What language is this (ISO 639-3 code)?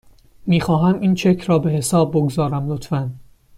fas